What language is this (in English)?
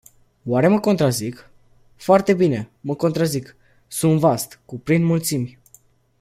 Romanian